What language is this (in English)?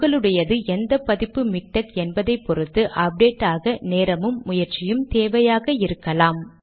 Tamil